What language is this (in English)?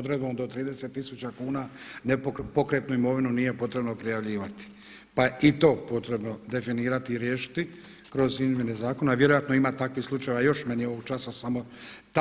Croatian